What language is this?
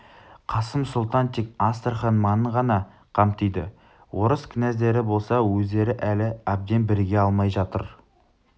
Kazakh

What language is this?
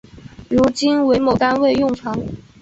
Chinese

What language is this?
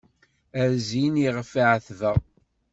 Kabyle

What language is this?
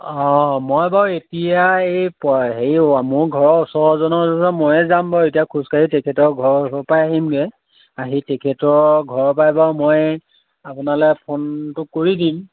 Assamese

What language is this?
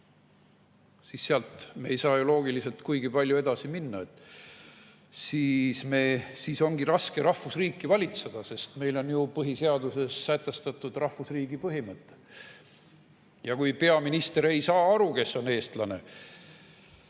Estonian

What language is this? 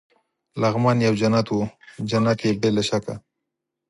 Pashto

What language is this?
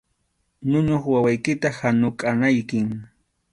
Arequipa-La Unión Quechua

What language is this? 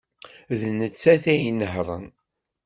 Kabyle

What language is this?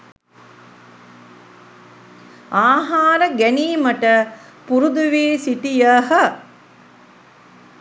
Sinhala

